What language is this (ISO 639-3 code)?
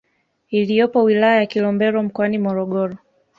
swa